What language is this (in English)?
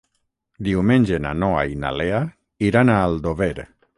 Catalan